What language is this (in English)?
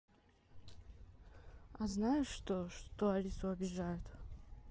Russian